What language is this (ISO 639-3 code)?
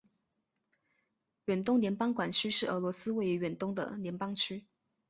zho